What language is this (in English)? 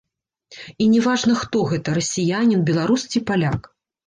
Belarusian